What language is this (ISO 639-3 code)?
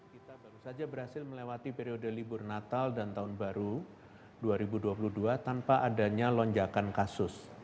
ind